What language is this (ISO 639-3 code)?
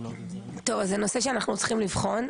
heb